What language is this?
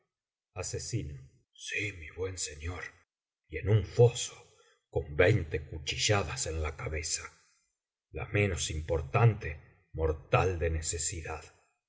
Spanish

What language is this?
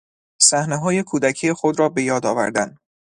Persian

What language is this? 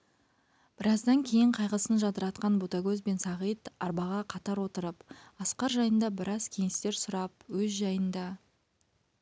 Kazakh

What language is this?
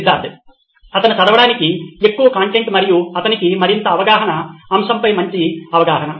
Telugu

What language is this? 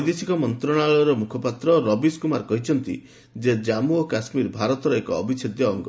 Odia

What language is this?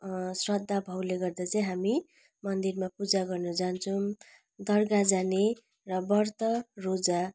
Nepali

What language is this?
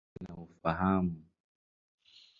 Swahili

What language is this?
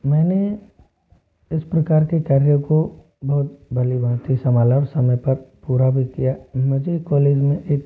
Hindi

